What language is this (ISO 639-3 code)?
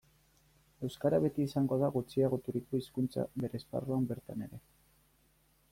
eus